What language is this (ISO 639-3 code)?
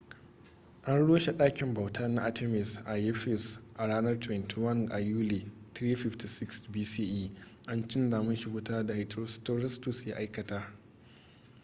hau